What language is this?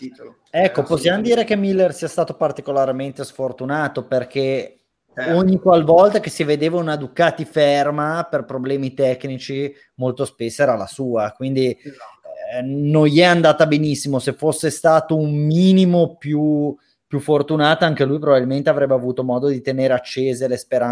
Italian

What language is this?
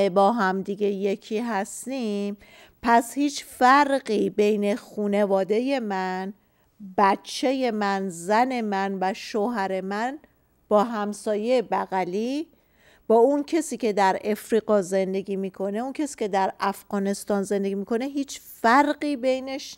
Persian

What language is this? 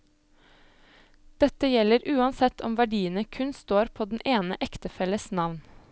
Norwegian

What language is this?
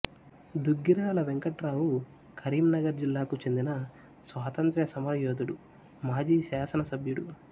Telugu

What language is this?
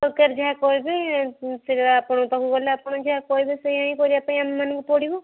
Odia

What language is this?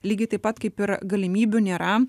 Lithuanian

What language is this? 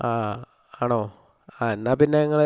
Malayalam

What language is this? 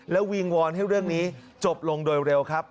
Thai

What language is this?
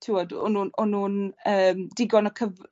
Welsh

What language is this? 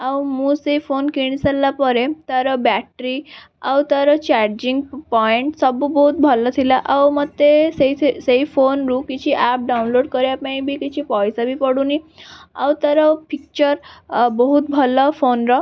Odia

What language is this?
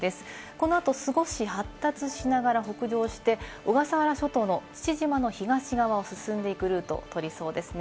Japanese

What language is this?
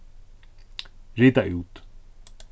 Faroese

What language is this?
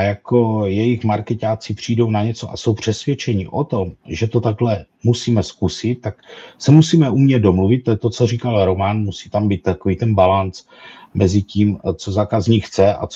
Czech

